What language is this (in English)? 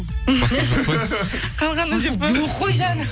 Kazakh